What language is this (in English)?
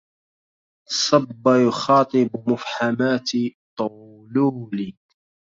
Arabic